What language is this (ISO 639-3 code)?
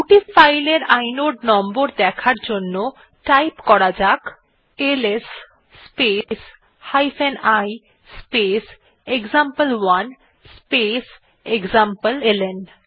ben